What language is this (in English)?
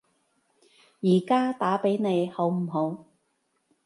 Cantonese